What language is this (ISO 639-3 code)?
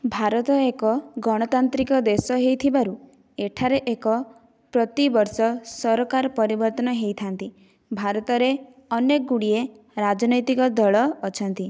ori